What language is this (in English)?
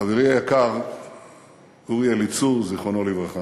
Hebrew